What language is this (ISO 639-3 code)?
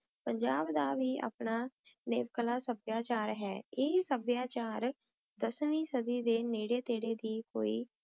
pan